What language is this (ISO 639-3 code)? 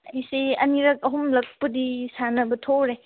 mni